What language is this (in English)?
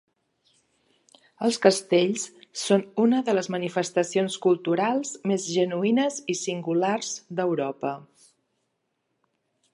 Catalan